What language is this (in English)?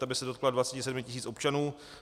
Czech